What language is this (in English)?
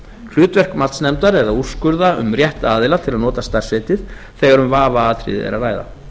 Icelandic